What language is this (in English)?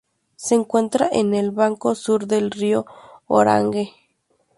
Spanish